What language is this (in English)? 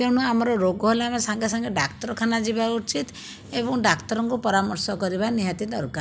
Odia